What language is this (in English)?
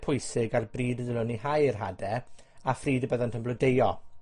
Welsh